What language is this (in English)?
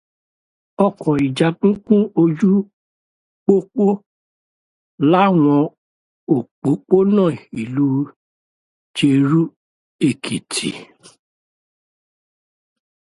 Yoruba